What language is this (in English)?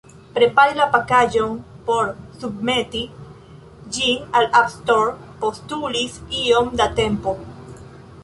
Esperanto